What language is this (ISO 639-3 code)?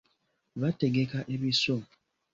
lug